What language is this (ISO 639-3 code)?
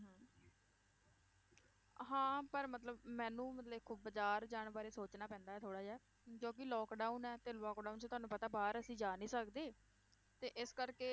pan